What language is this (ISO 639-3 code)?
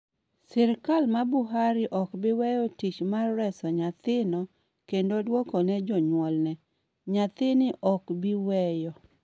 luo